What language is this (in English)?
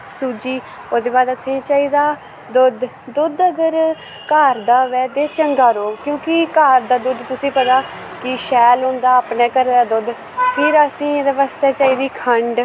Dogri